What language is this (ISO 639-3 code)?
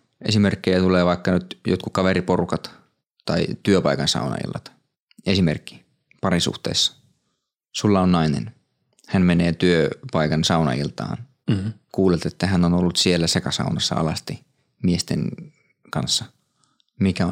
fin